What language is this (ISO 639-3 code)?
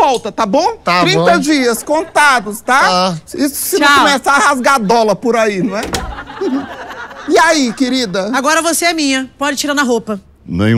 por